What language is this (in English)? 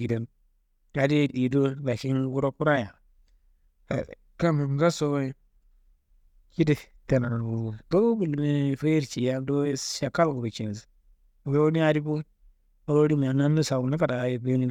Kanembu